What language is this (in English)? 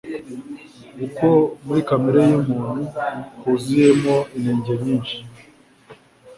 Kinyarwanda